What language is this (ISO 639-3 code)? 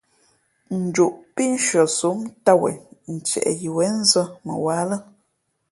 fmp